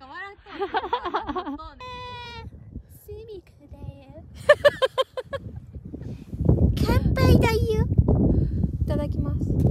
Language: Japanese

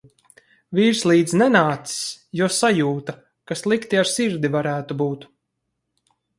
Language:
Latvian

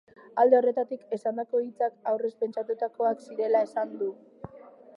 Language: Basque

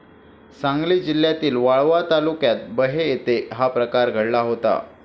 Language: Marathi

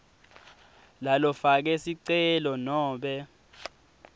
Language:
Swati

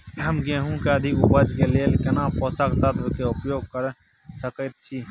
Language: Maithili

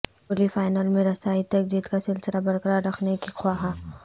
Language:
Urdu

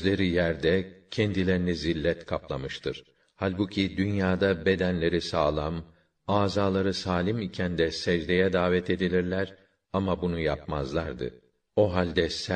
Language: Turkish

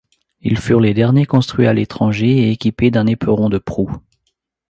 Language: French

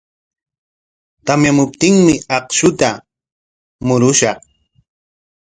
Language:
Corongo Ancash Quechua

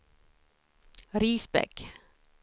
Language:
Swedish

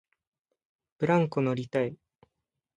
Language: Japanese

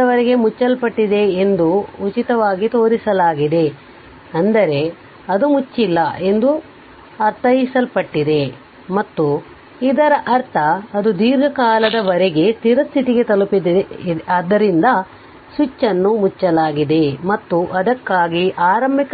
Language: Kannada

